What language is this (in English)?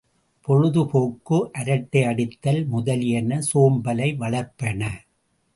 Tamil